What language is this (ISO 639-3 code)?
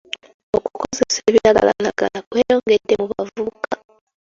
lug